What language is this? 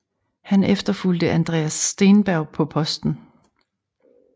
Danish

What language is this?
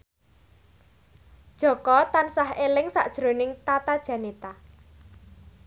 Javanese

